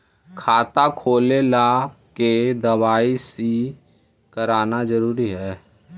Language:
Magahi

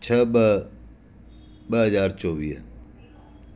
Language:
Sindhi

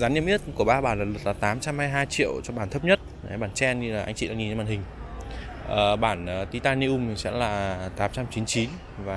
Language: Vietnamese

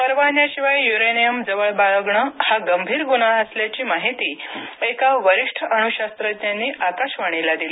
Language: Marathi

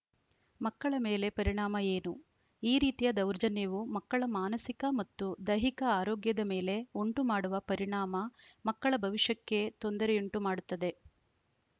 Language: Kannada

